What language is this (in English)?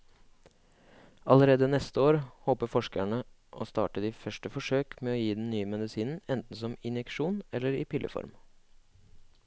Norwegian